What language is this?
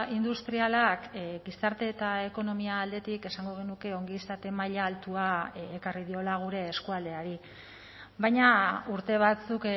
Basque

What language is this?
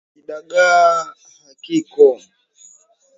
Swahili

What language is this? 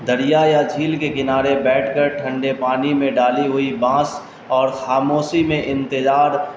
Urdu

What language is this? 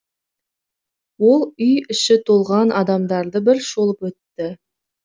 Kazakh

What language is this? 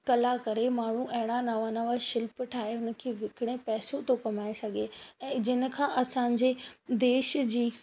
Sindhi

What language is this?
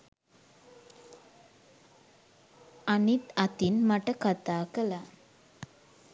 Sinhala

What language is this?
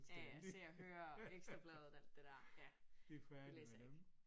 Danish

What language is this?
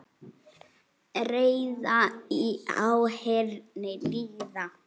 Icelandic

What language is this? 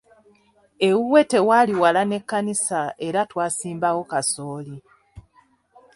Ganda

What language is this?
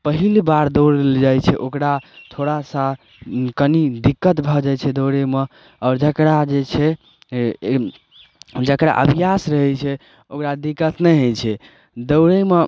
Maithili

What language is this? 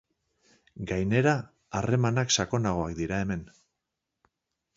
Basque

